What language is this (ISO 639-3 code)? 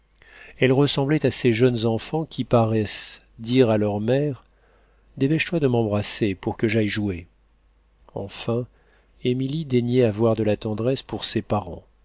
fra